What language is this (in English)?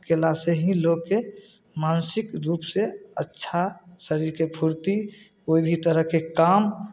Maithili